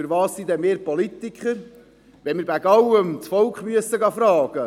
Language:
Swiss German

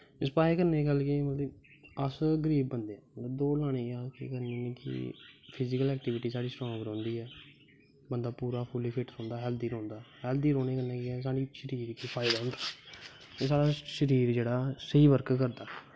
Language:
Dogri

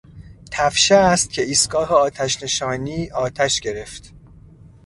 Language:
Persian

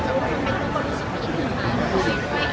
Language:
Thai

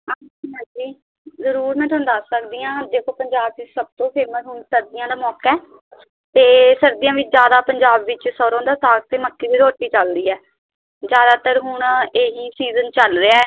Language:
Punjabi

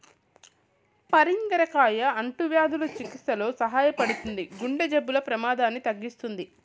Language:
Telugu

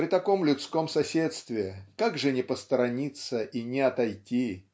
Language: Russian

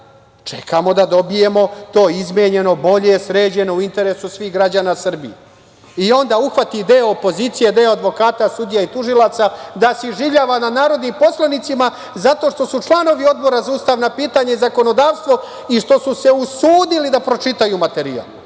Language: Serbian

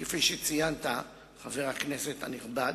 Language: Hebrew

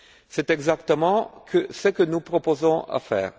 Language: French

